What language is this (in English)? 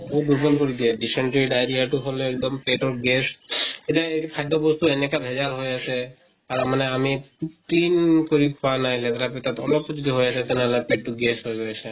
Assamese